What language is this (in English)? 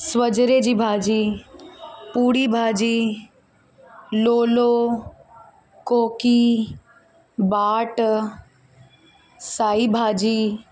Sindhi